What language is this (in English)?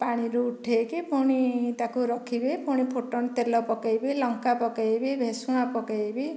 Odia